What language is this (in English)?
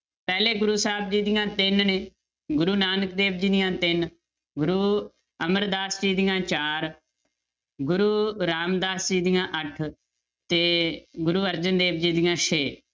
Punjabi